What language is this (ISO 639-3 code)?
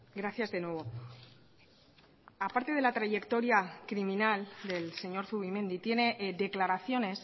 spa